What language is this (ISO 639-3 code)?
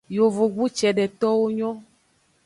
ajg